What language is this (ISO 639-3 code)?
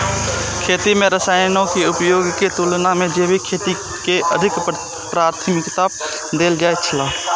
mai